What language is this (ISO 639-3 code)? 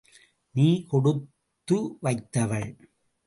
tam